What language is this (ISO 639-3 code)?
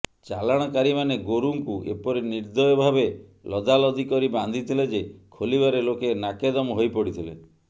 ori